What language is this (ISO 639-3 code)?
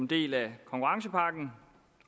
dan